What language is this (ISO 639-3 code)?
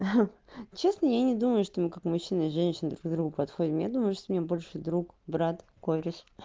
rus